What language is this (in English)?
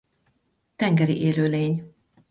Hungarian